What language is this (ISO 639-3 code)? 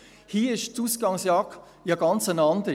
gsw